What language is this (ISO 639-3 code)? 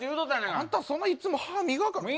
jpn